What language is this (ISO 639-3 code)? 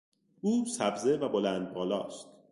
fas